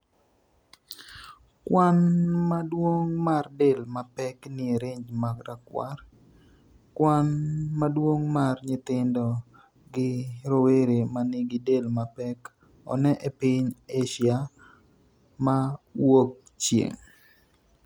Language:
Luo (Kenya and Tanzania)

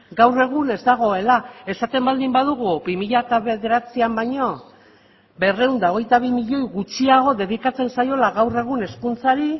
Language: Basque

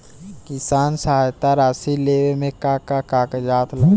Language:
Bhojpuri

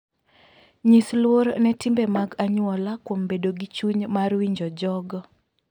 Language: Luo (Kenya and Tanzania)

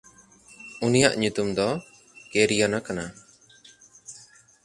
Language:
Santali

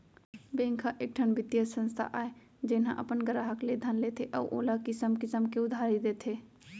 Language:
Chhattisgarhi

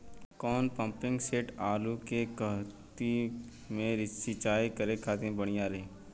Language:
Bhojpuri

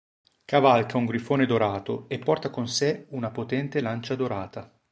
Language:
Italian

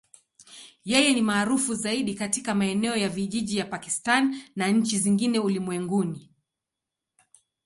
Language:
Swahili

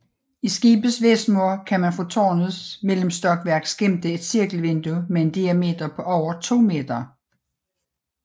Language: Danish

